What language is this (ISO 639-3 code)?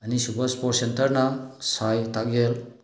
mni